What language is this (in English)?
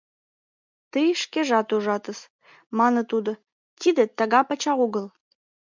Mari